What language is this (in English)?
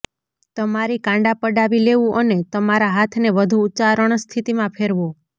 Gujarati